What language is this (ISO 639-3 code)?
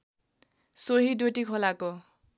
nep